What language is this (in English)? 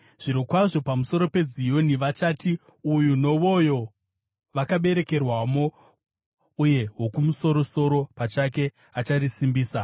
Shona